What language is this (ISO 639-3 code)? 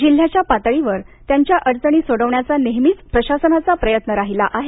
mar